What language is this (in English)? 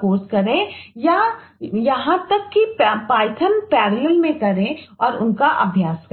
Hindi